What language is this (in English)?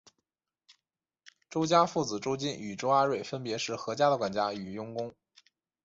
Chinese